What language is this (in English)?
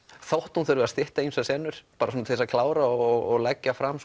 Icelandic